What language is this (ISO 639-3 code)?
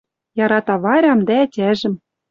mrj